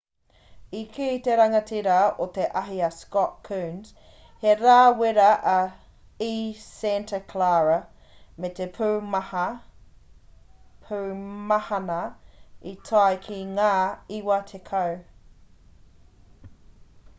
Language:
Māori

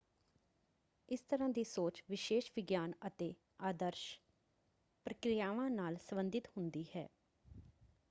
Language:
Punjabi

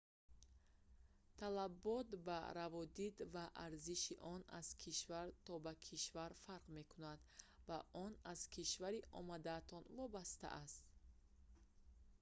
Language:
Tajik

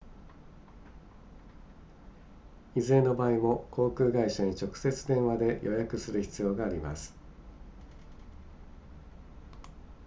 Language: Japanese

